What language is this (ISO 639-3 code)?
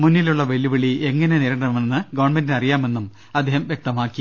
mal